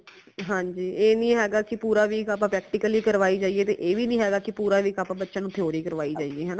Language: Punjabi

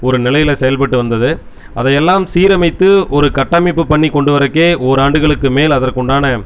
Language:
Tamil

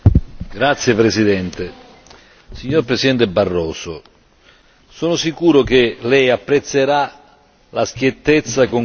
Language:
Italian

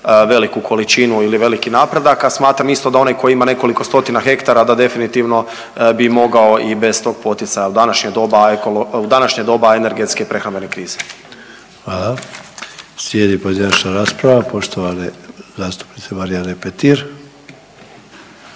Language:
Croatian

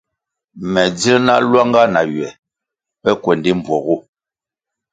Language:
Kwasio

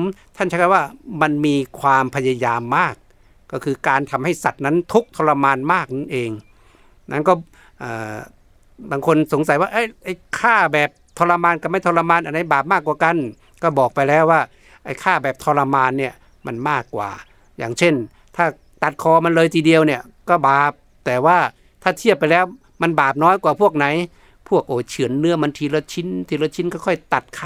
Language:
Thai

